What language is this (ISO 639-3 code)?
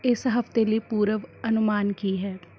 pan